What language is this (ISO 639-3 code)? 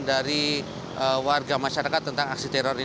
ind